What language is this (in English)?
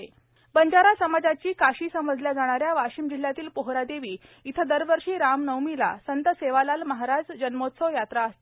Marathi